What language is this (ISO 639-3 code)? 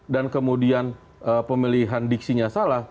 ind